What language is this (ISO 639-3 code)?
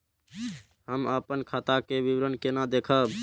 mai